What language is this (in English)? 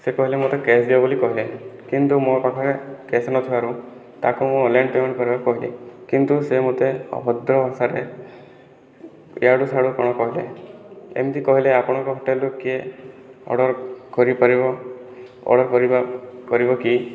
Odia